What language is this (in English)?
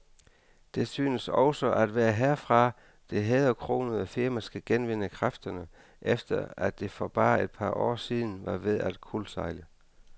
Danish